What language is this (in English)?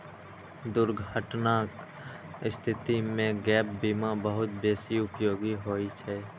Maithili